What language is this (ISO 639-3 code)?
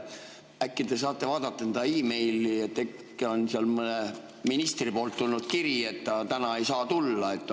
est